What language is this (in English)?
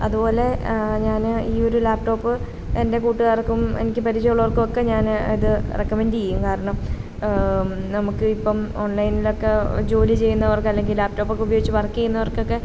Malayalam